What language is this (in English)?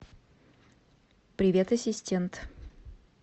Russian